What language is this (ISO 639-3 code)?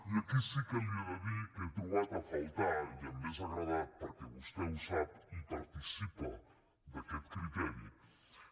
cat